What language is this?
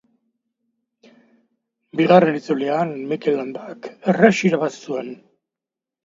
Basque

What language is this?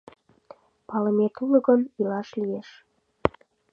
Mari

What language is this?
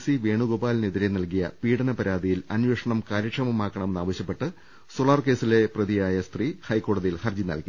Malayalam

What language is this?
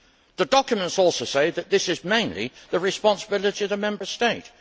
English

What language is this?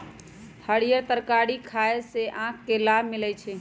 Magahi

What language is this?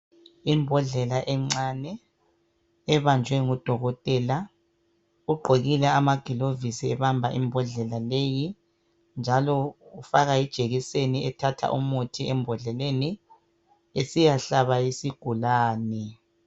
North Ndebele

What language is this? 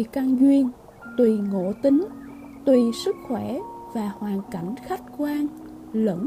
Vietnamese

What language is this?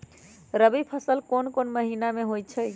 Magahi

